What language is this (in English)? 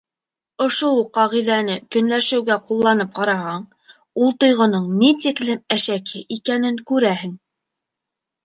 Bashkir